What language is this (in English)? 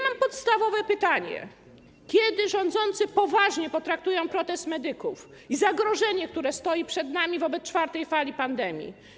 Polish